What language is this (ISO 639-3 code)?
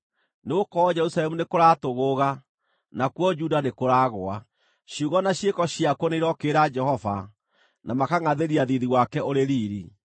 kik